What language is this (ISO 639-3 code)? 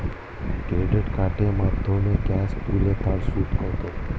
ben